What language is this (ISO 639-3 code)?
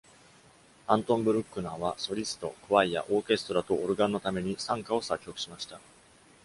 jpn